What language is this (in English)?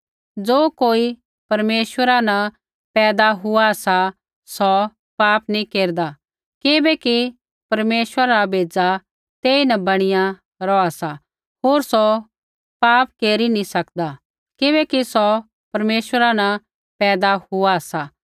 Kullu Pahari